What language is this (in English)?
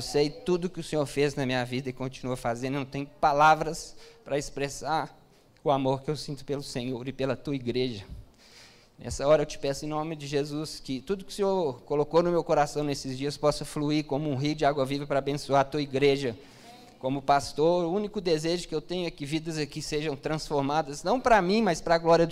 Portuguese